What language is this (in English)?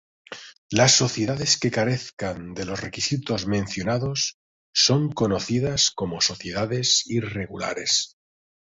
Spanish